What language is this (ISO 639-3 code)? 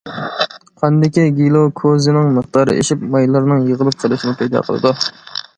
uig